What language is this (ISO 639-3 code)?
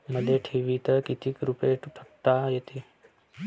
mar